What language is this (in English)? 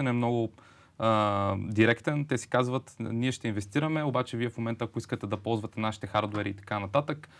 Bulgarian